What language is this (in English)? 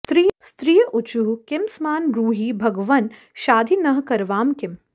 Sanskrit